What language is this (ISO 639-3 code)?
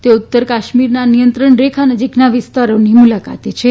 guj